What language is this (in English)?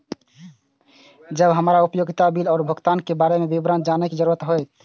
Maithili